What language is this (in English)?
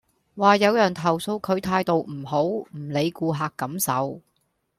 Cantonese